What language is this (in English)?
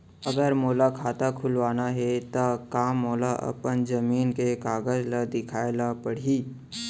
Chhattisgarhi